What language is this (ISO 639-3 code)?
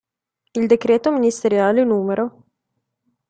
ita